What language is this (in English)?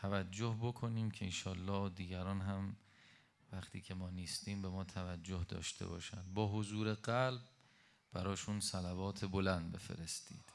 Persian